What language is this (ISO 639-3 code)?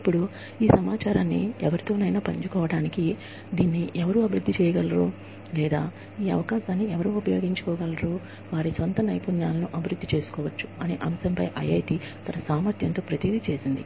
tel